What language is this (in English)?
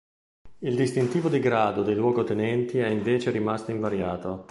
Italian